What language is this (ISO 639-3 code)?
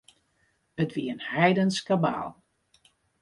fry